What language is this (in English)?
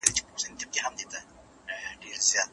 Pashto